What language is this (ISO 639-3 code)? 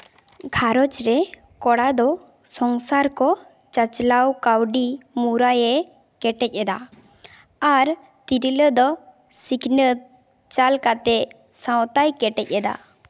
sat